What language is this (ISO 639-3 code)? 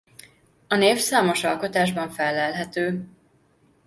hun